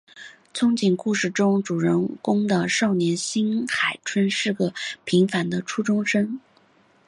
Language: Chinese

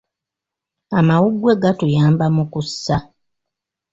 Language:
Ganda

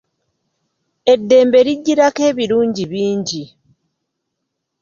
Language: Ganda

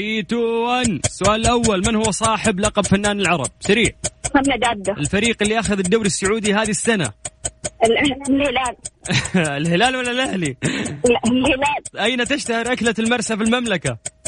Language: Arabic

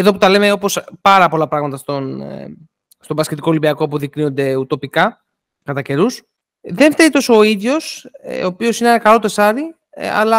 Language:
Greek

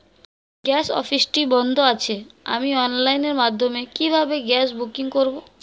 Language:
Bangla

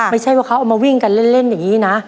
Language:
Thai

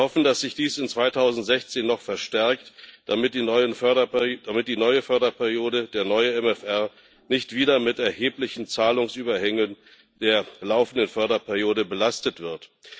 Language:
German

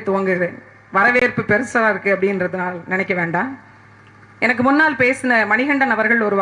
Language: Tamil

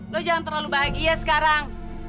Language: Indonesian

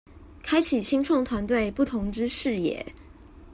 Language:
Chinese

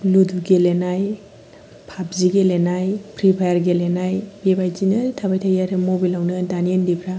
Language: Bodo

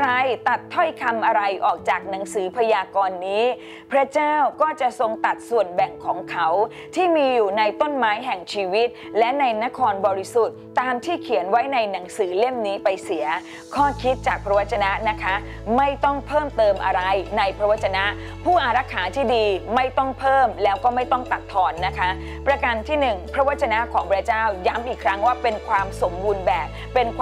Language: Thai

